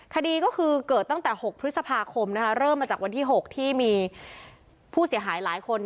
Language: Thai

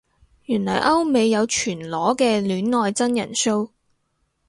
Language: Cantonese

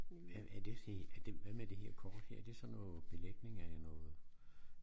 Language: Danish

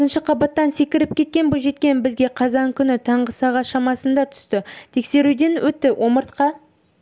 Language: Kazakh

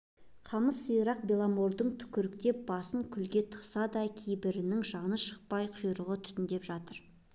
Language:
Kazakh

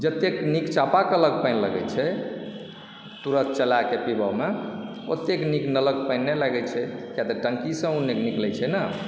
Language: Maithili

